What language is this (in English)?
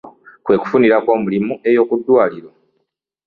Ganda